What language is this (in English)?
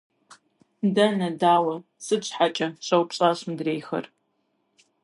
Kabardian